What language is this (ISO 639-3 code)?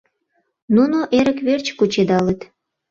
chm